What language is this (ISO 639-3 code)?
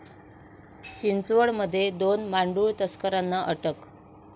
mar